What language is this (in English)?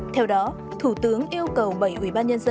Vietnamese